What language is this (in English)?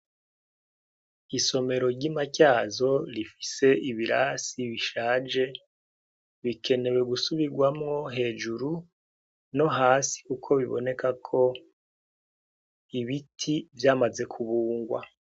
Rundi